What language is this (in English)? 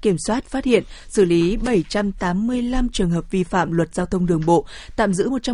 Vietnamese